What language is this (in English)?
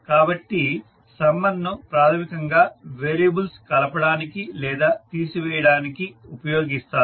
Telugu